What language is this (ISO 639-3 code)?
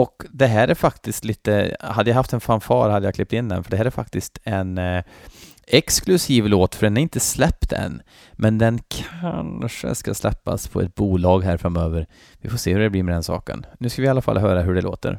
swe